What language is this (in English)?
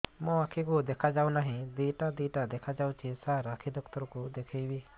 Odia